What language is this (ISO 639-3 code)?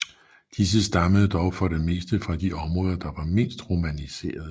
dan